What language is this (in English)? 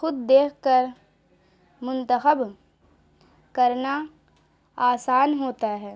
Urdu